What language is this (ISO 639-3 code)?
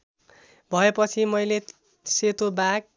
nep